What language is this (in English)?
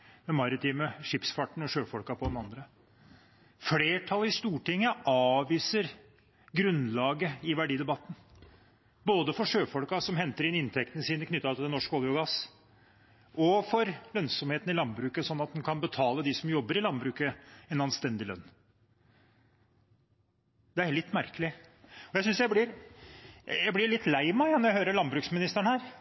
Norwegian Bokmål